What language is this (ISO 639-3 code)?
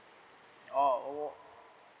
eng